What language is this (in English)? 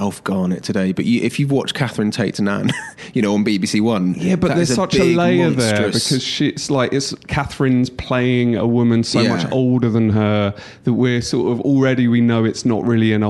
English